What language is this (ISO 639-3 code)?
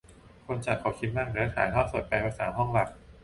tha